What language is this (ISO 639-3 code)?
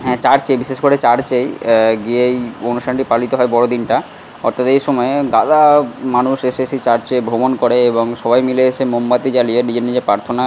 ben